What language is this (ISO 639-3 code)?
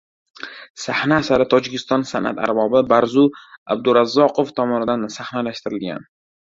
uzb